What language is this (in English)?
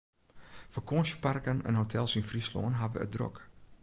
Western Frisian